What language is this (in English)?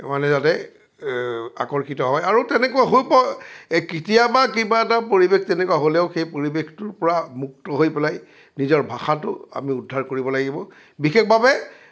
Assamese